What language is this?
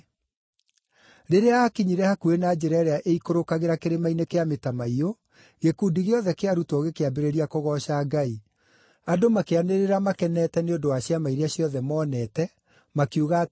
Kikuyu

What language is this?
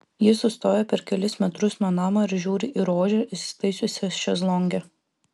Lithuanian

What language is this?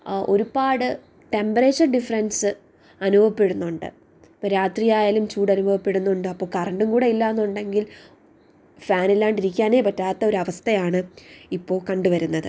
Malayalam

